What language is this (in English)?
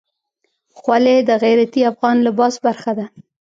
Pashto